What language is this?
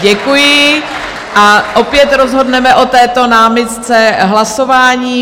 Czech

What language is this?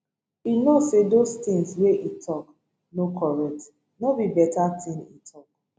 Nigerian Pidgin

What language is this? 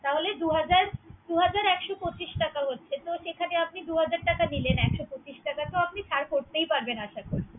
Bangla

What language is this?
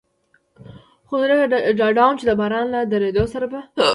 Pashto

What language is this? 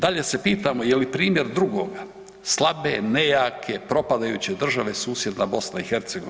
Croatian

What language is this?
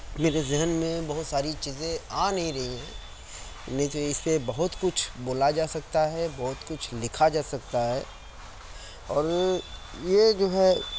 Urdu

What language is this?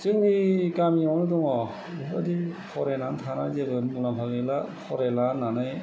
Bodo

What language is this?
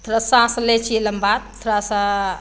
Maithili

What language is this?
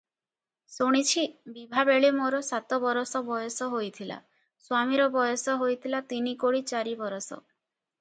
Odia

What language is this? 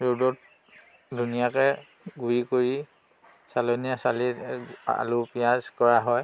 Assamese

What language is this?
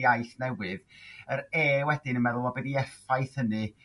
Welsh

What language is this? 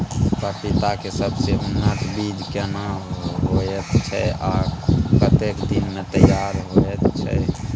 Maithili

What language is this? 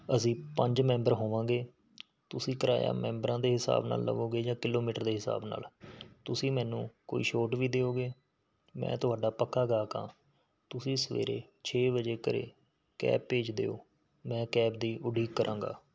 Punjabi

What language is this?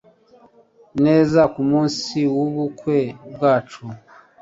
Kinyarwanda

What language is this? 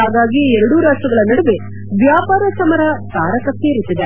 Kannada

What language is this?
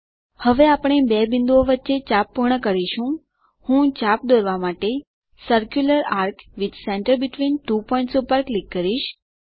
Gujarati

